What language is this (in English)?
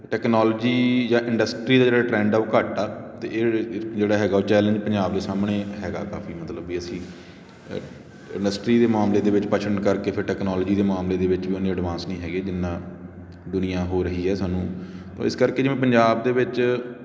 Punjabi